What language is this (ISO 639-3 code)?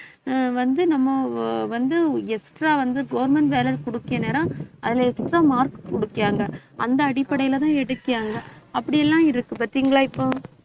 tam